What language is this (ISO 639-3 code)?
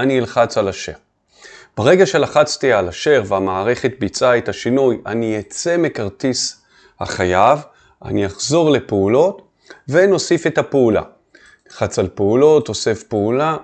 heb